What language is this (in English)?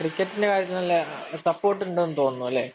Malayalam